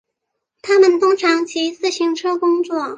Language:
Chinese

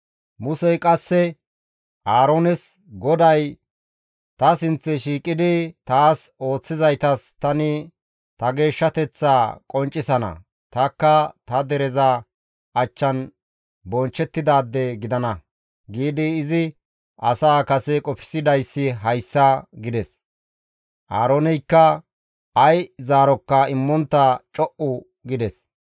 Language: Gamo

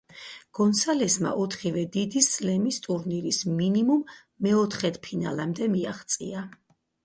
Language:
Georgian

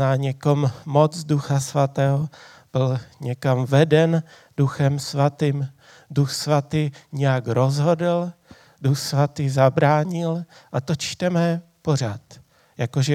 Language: Czech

